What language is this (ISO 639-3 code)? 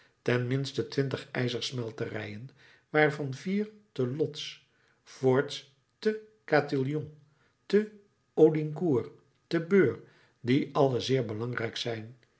nld